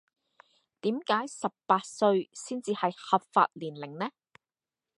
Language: Cantonese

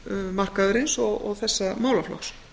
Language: Icelandic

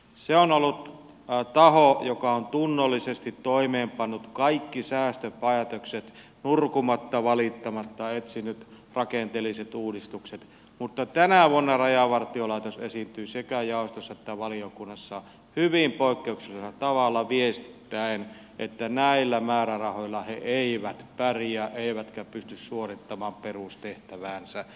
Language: Finnish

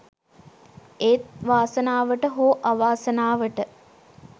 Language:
Sinhala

